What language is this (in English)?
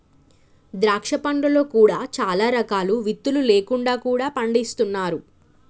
Telugu